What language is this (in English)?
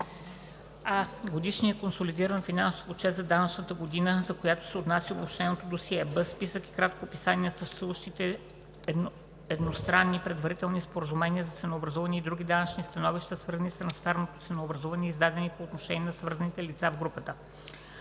Bulgarian